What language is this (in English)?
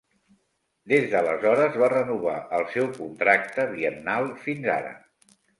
Catalan